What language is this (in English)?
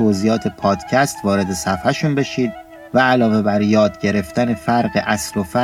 Persian